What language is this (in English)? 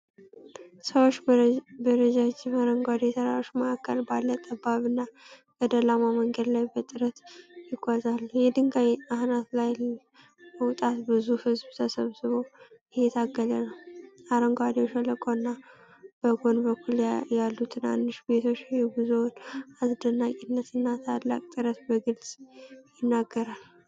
Amharic